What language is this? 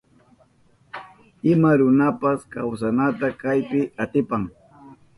Southern Pastaza Quechua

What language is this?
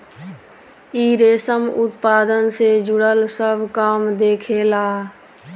Bhojpuri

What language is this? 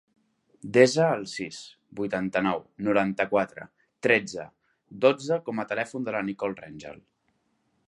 Catalan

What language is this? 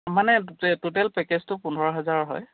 Assamese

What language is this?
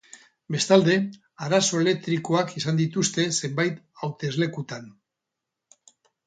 Basque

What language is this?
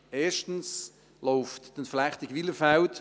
Swiss German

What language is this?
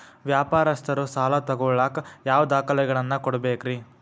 Kannada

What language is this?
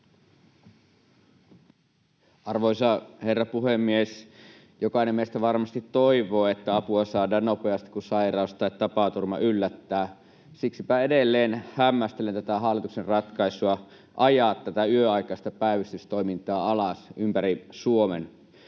Finnish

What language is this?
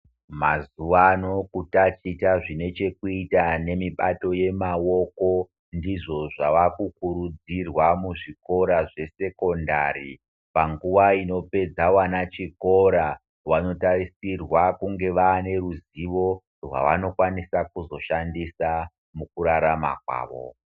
Ndau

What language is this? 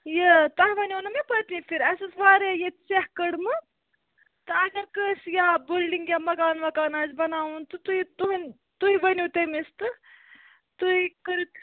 Kashmiri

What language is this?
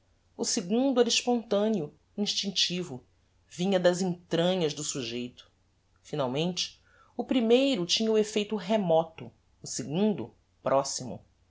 Portuguese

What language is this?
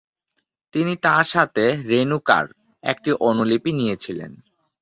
Bangla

